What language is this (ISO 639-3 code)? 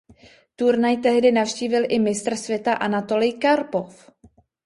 ces